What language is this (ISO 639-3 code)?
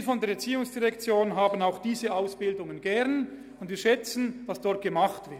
gsw